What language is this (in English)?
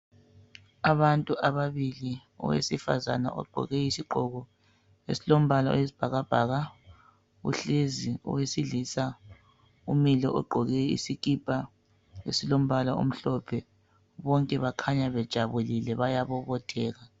North Ndebele